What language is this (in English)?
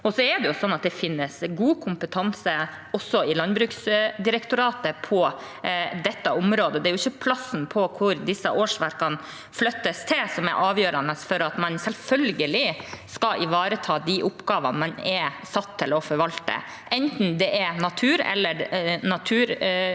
Norwegian